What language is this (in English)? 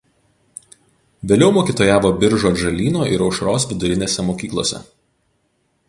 Lithuanian